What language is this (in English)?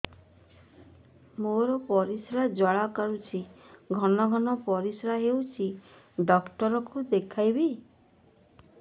Odia